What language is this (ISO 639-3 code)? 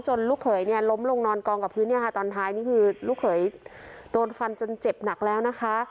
tha